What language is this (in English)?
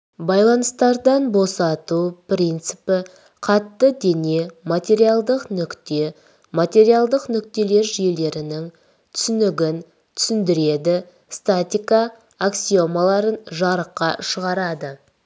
Kazakh